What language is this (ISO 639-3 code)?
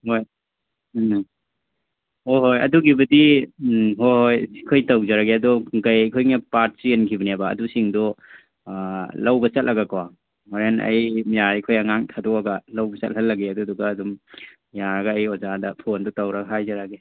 mni